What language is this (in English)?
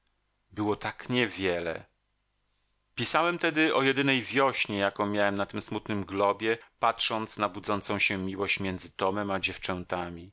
Polish